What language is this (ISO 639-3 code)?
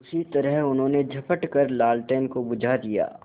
hin